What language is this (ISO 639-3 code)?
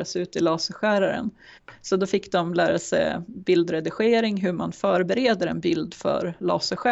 swe